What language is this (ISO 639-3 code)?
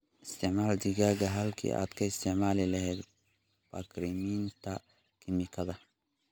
som